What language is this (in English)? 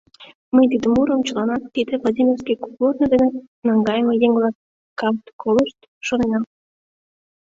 Mari